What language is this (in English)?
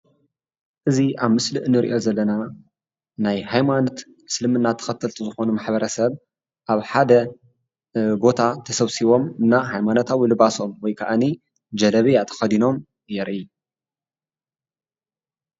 Tigrinya